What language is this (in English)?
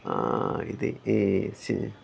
Telugu